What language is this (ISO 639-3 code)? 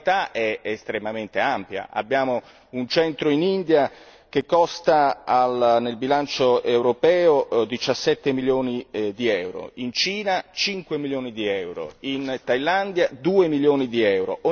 ita